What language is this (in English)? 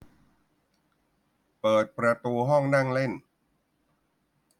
Thai